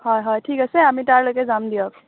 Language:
Assamese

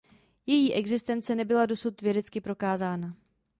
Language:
Czech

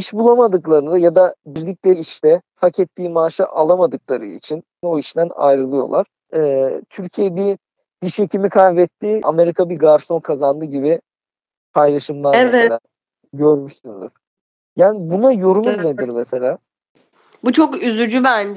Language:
Turkish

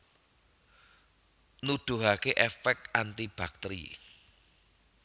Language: Javanese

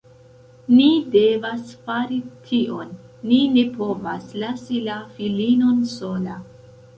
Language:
Esperanto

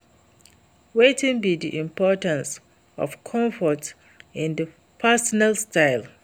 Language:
Nigerian Pidgin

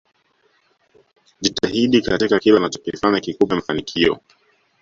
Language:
Swahili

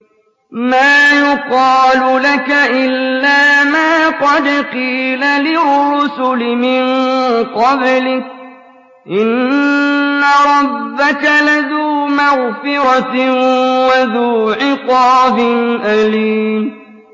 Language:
Arabic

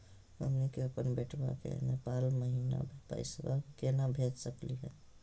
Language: Magahi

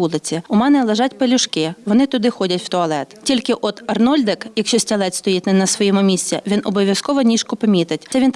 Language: Ukrainian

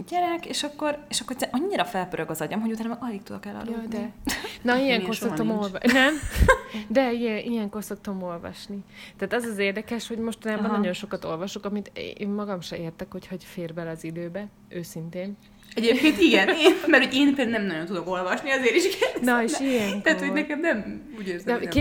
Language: Hungarian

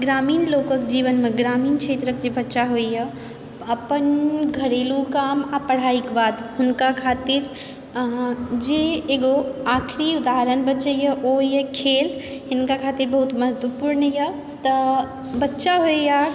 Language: Maithili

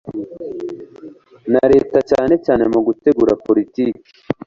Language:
Kinyarwanda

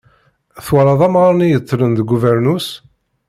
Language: Kabyle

